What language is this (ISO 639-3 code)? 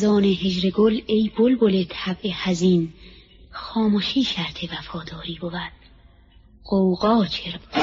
fas